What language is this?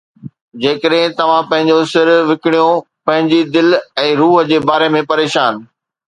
Sindhi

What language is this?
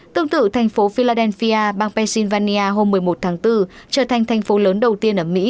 Vietnamese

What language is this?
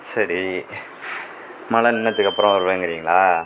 Tamil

